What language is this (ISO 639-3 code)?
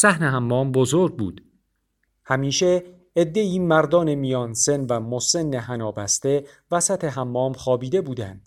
fas